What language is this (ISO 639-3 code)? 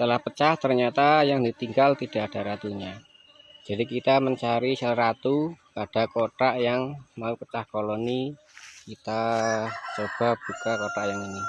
ind